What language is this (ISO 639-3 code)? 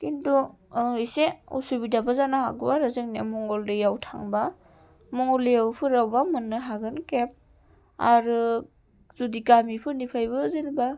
brx